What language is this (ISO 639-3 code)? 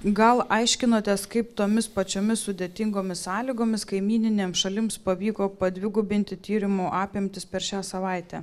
lit